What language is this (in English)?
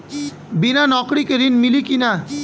Bhojpuri